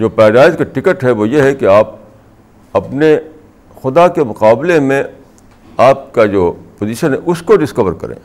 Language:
Urdu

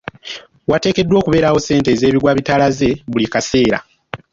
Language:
Ganda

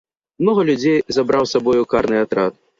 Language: Belarusian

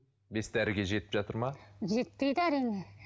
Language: Kazakh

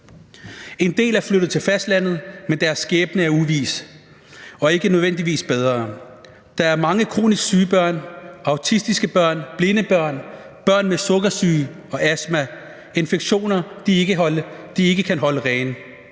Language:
Danish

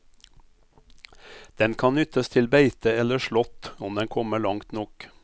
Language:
Norwegian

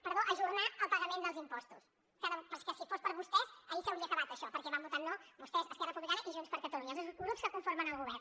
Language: Catalan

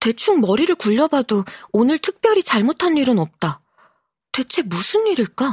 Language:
Korean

